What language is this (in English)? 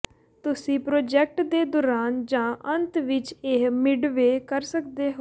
Punjabi